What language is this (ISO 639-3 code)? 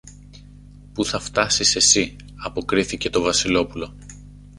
ell